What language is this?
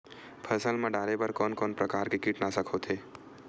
Chhattisgarhi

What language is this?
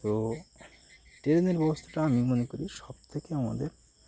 Bangla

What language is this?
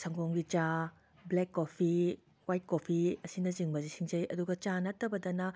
Manipuri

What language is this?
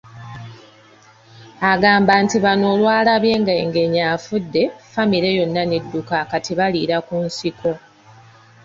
Ganda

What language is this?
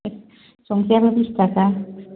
Bodo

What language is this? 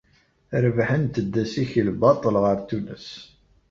Kabyle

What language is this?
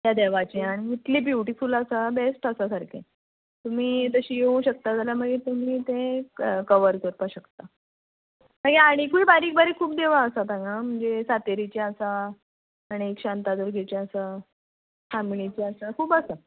Konkani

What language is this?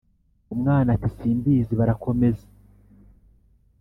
Kinyarwanda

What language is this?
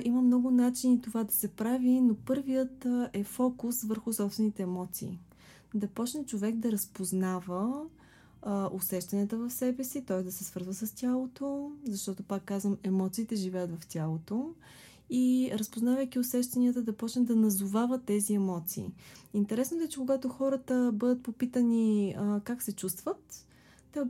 Bulgarian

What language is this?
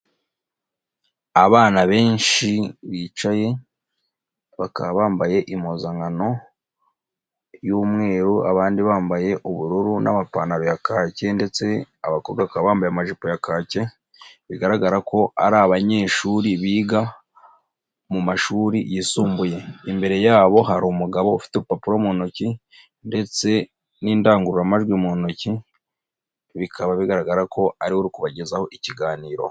Kinyarwanda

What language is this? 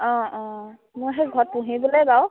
Assamese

